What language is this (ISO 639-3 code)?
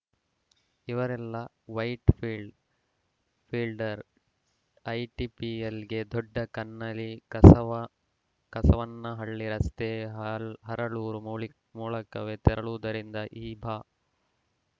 kan